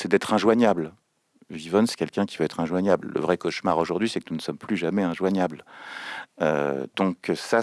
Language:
French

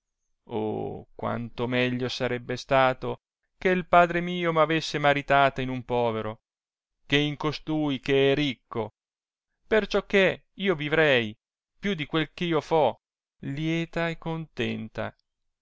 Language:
Italian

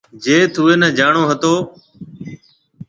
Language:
Marwari (Pakistan)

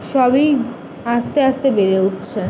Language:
Bangla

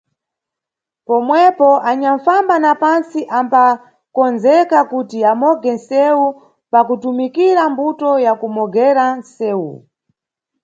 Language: Nyungwe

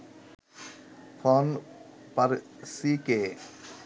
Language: Bangla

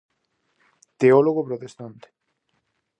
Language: Galician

